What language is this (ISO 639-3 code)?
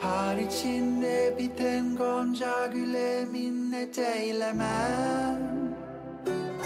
tur